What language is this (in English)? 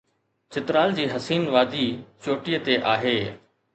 Sindhi